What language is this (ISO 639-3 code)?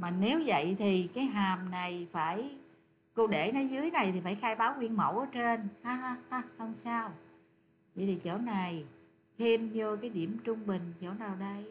vie